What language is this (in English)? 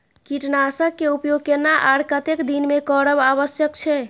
Maithili